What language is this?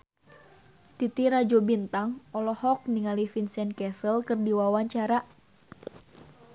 Sundanese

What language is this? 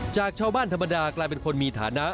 Thai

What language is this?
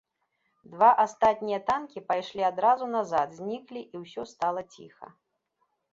Belarusian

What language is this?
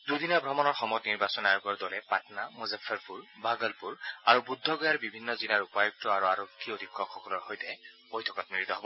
Assamese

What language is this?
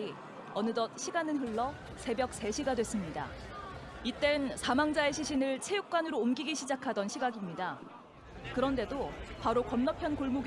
Korean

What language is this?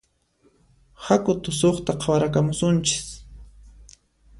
Puno Quechua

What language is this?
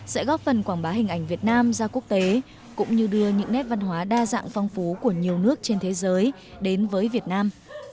Vietnamese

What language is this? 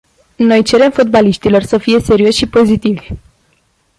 Romanian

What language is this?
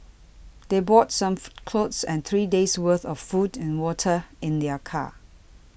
English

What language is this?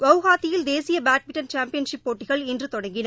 Tamil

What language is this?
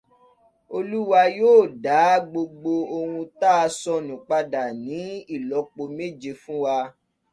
Yoruba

